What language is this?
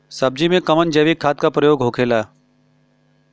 Bhojpuri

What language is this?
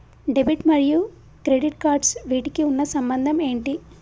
Telugu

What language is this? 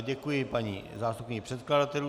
Czech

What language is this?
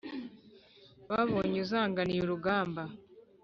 Kinyarwanda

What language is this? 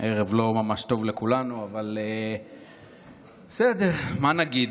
Hebrew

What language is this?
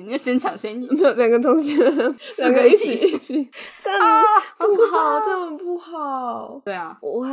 Chinese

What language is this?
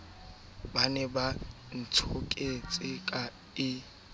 Southern Sotho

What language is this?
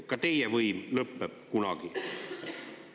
Estonian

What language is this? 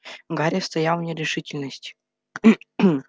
Russian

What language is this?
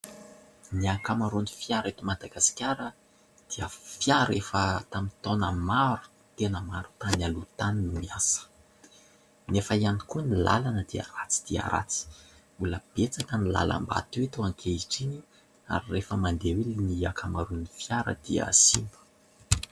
Malagasy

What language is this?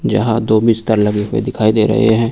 Hindi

